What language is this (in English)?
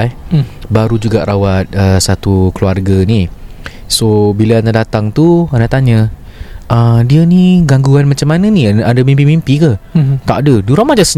Malay